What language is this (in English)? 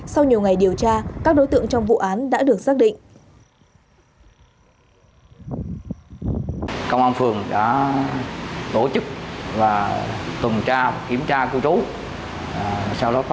Vietnamese